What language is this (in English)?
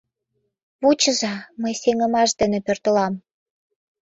Mari